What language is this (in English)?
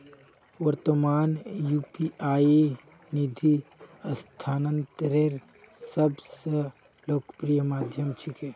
Magahi